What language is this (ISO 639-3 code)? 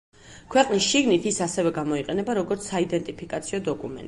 kat